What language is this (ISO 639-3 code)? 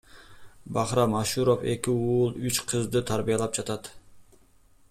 kir